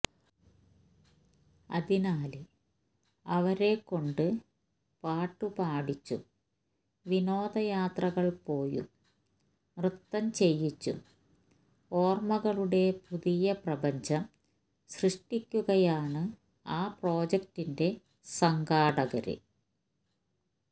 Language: Malayalam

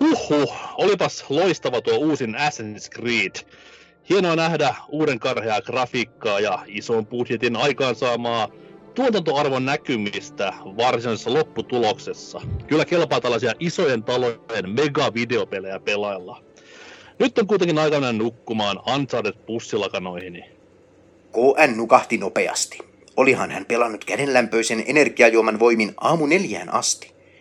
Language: Finnish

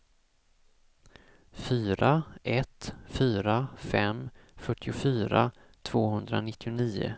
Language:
Swedish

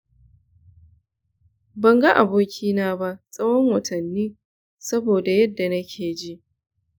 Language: Hausa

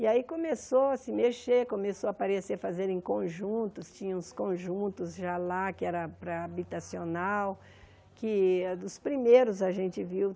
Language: Portuguese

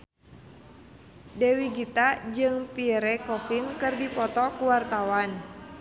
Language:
Sundanese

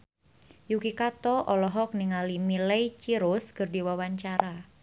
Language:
Sundanese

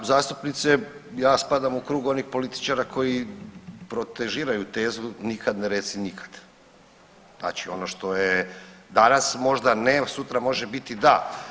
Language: Croatian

